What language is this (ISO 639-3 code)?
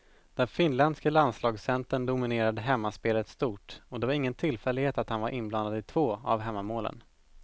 swe